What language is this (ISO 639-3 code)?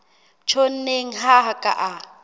sot